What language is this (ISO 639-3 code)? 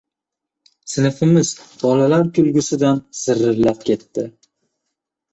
uzb